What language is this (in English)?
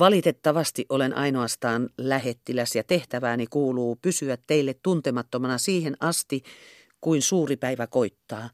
Finnish